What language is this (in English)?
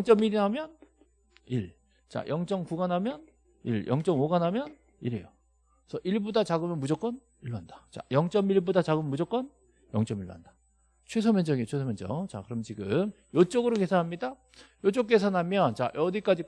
Korean